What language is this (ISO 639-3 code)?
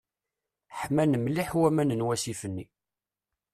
kab